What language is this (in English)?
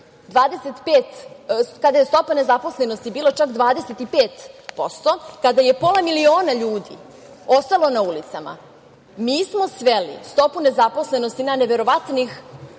Serbian